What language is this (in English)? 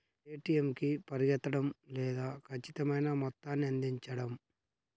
Telugu